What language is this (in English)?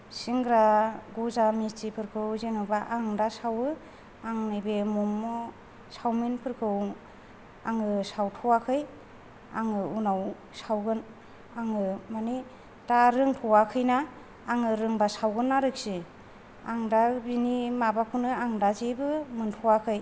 Bodo